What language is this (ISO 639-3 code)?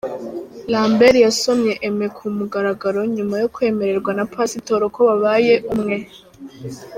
kin